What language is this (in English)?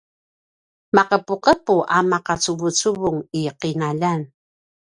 Paiwan